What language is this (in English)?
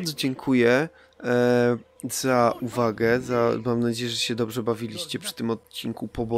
Polish